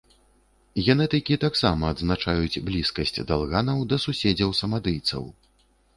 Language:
Belarusian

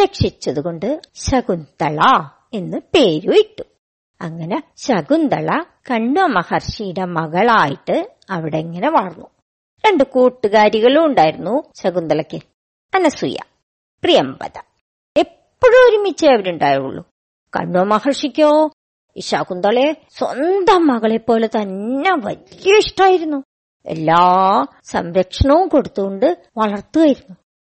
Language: Malayalam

